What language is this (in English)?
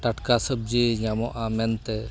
Santali